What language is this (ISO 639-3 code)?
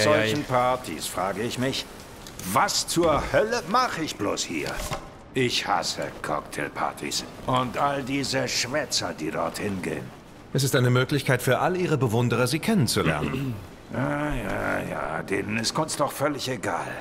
deu